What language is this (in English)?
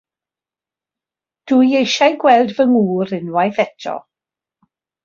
Welsh